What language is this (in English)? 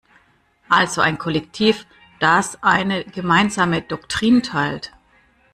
German